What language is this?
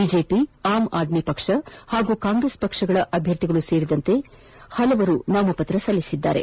Kannada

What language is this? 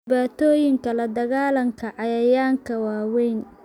Somali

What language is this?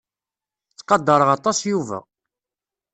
Kabyle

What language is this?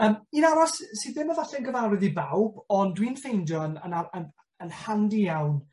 Welsh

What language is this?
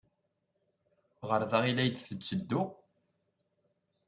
Kabyle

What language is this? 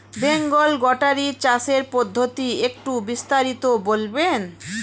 Bangla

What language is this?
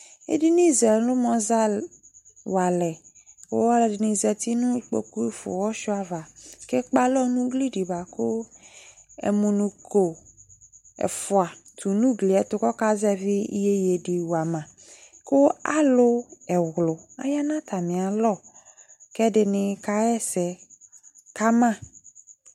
Ikposo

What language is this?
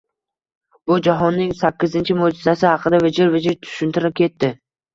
Uzbek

